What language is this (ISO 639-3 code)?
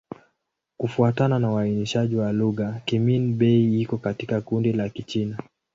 swa